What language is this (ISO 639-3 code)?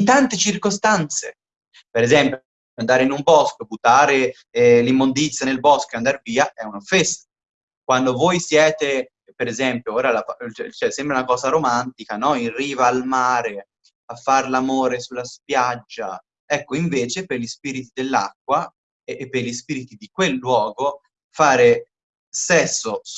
ita